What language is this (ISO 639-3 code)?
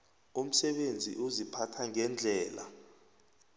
nbl